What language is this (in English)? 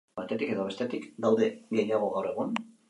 Basque